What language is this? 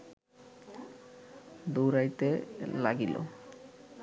Bangla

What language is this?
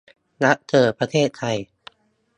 Thai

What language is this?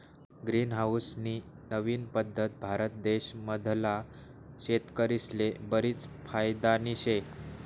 Marathi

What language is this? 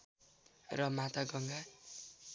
Nepali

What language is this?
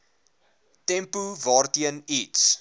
Afrikaans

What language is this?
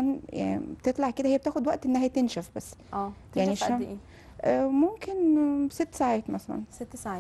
Arabic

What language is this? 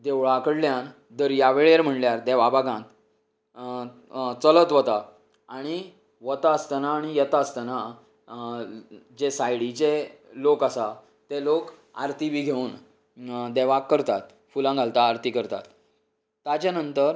Konkani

